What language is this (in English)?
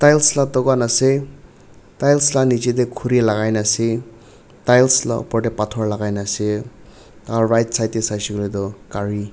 Naga Pidgin